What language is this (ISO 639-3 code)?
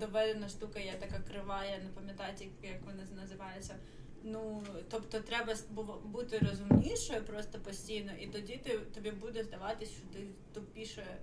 ukr